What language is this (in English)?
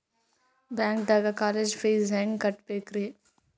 Kannada